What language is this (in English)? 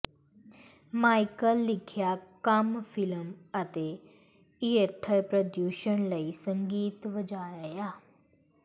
Punjabi